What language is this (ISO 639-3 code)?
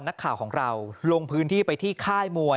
tha